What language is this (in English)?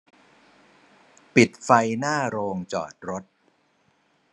Thai